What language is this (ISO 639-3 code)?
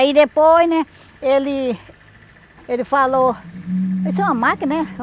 por